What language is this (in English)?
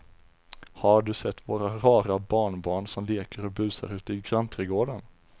Swedish